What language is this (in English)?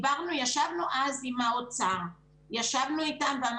Hebrew